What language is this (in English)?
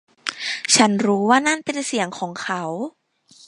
Thai